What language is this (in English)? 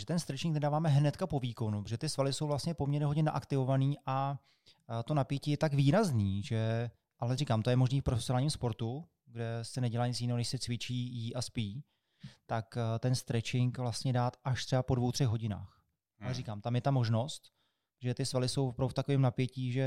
Czech